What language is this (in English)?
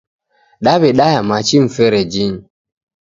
Taita